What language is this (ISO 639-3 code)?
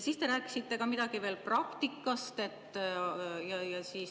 est